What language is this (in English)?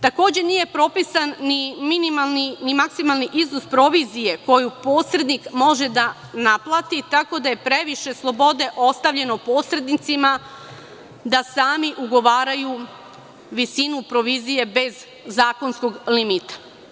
Serbian